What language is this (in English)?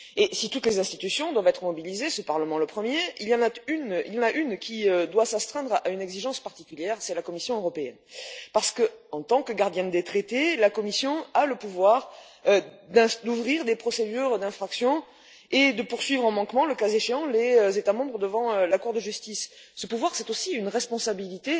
French